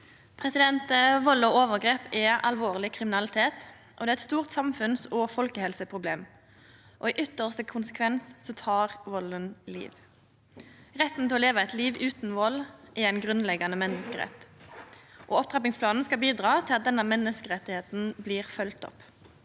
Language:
Norwegian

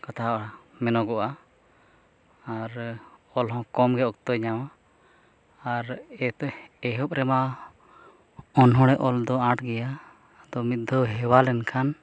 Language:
Santali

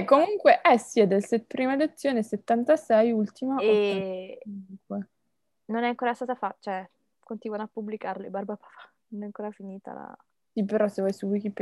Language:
Italian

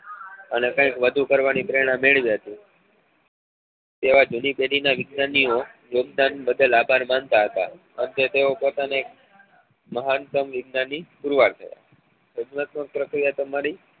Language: Gujarati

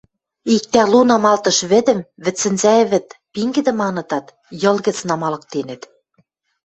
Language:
Western Mari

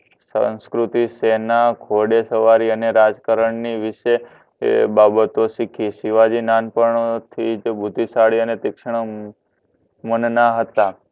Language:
Gujarati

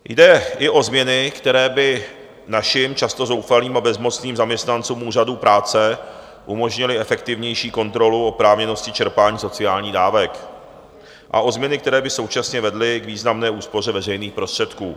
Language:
Czech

